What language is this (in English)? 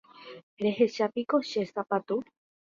Guarani